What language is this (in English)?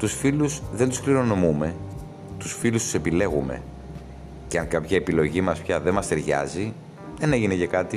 Greek